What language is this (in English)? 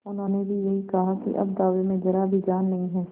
Hindi